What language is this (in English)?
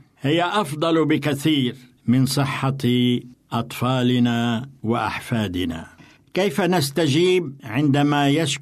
Arabic